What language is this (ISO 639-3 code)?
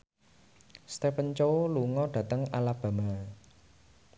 jav